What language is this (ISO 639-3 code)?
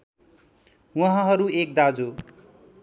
nep